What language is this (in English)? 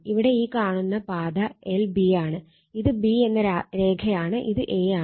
Malayalam